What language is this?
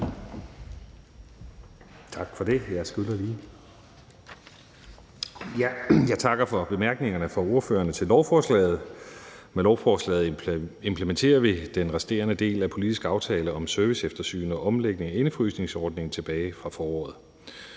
Danish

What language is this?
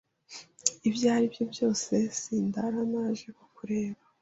Kinyarwanda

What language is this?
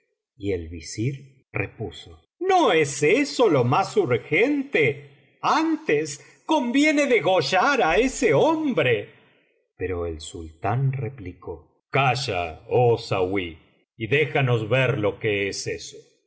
Spanish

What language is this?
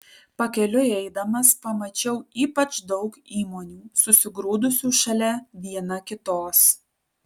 Lithuanian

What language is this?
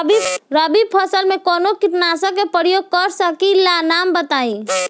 Bhojpuri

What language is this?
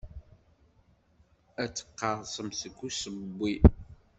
Kabyle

